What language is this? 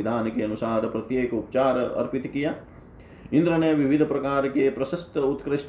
Hindi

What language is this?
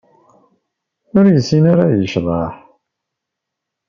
Kabyle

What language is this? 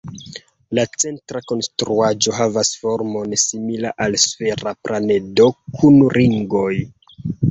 Esperanto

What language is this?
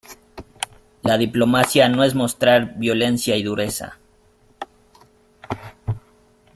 Spanish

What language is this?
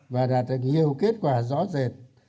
Vietnamese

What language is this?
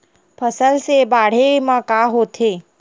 Chhattisgarhi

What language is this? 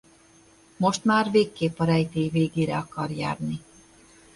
Hungarian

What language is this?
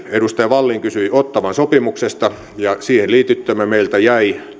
Finnish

